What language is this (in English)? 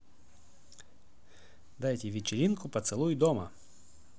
Russian